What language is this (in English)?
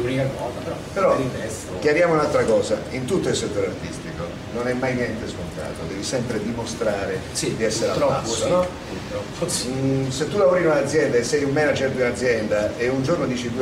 Italian